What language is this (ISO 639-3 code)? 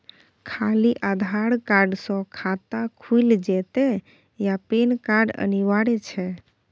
mai